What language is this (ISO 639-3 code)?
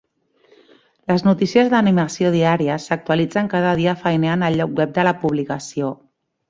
cat